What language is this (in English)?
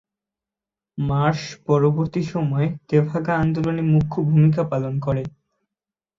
Bangla